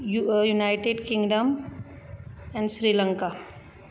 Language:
Konkani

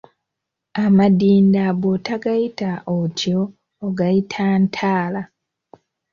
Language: Ganda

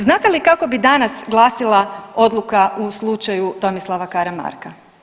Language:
Croatian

